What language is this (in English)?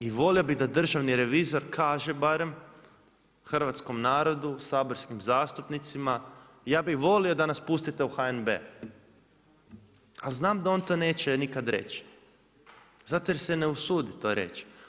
Croatian